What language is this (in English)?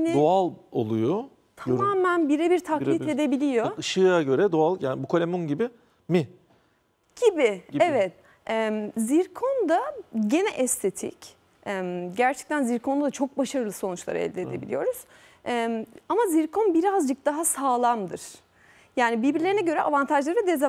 Turkish